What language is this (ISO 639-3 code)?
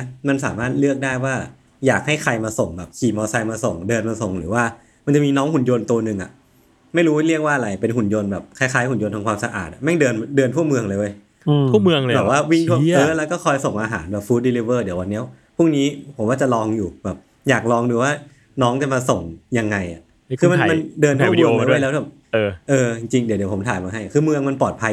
tha